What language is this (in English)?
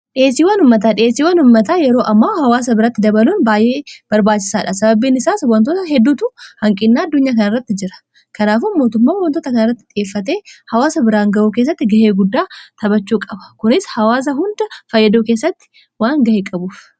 Oromo